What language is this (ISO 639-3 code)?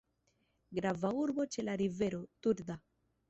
epo